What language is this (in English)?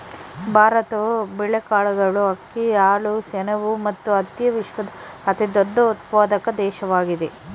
Kannada